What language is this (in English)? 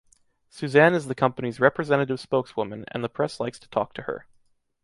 English